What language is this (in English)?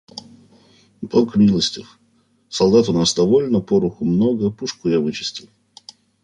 Russian